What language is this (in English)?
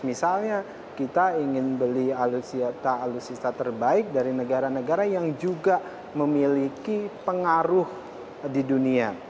Indonesian